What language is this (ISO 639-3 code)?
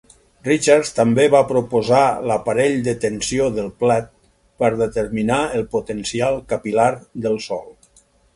cat